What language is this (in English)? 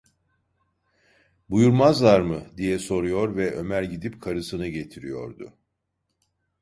Turkish